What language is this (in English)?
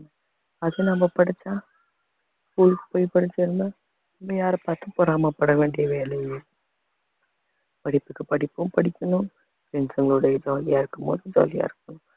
Tamil